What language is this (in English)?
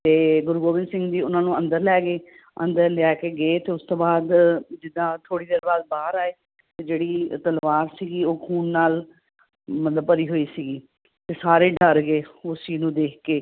Punjabi